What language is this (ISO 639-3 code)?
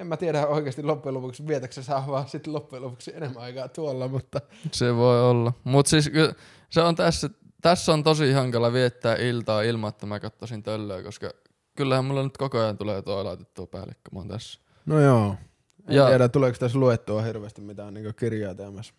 fin